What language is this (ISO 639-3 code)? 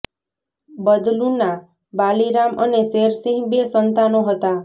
guj